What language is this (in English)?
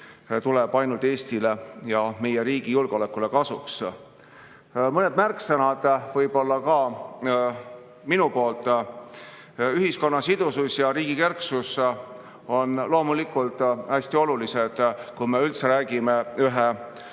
Estonian